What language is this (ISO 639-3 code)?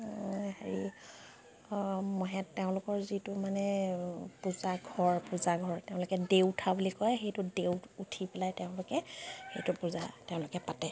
asm